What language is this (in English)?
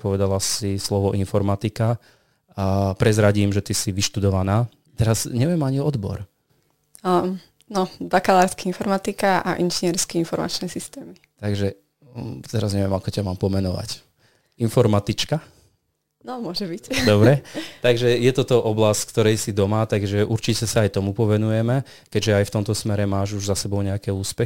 Slovak